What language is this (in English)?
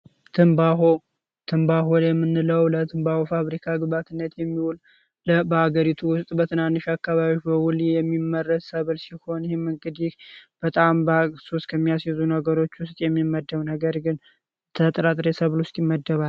Amharic